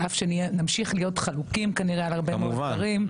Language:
Hebrew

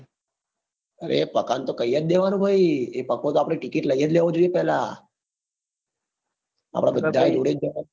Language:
Gujarati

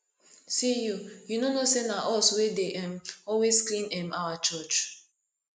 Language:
Nigerian Pidgin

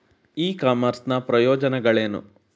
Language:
Kannada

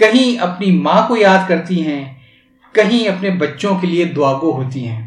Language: Urdu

